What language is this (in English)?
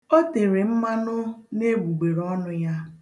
Igbo